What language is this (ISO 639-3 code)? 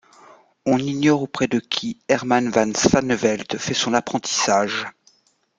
fra